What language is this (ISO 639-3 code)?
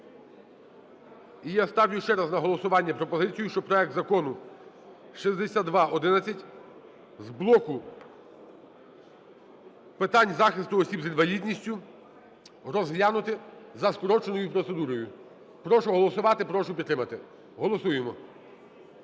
ukr